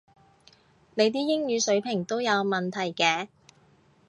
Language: Cantonese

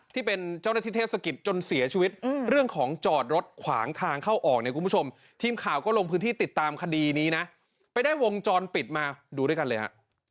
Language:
Thai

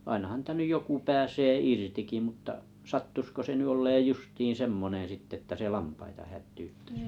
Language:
Finnish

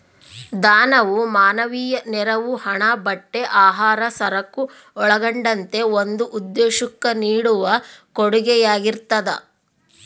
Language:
Kannada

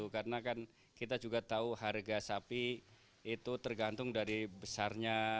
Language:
Indonesian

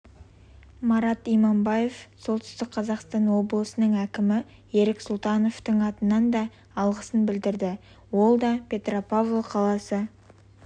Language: Kazakh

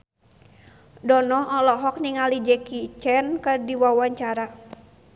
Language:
Sundanese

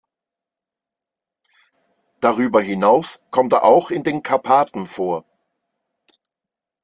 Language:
German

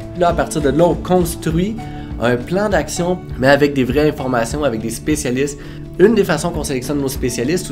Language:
French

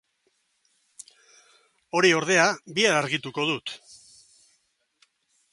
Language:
Basque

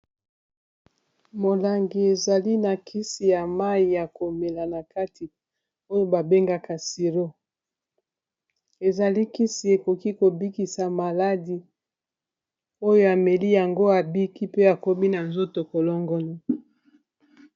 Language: Lingala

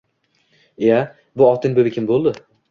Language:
Uzbek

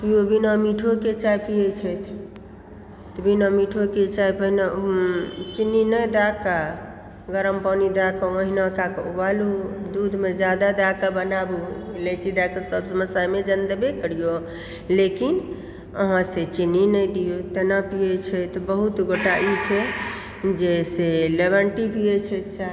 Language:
Maithili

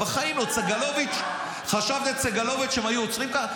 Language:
Hebrew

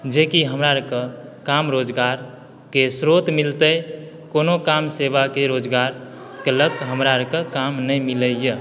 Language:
Maithili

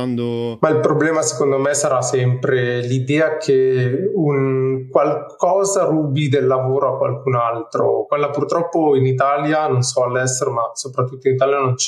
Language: Italian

